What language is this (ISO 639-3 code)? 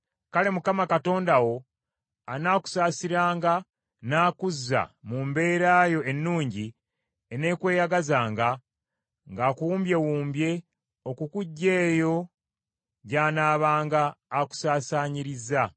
lug